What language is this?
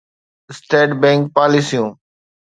Sindhi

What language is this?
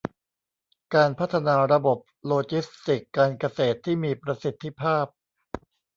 Thai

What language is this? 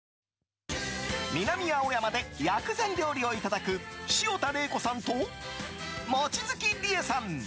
Japanese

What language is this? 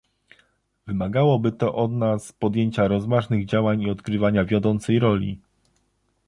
Polish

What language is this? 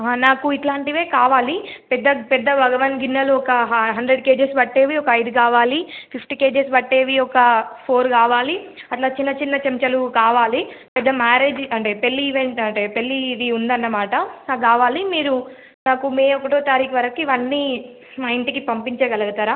Telugu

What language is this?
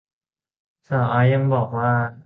Thai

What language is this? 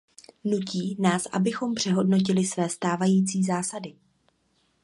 Czech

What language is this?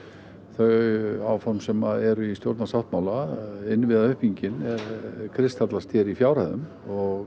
Icelandic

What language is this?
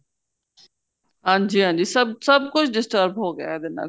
Punjabi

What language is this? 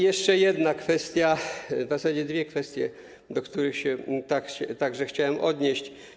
Polish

